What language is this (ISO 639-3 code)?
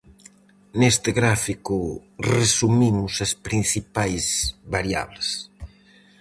glg